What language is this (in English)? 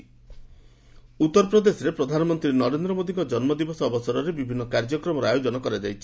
Odia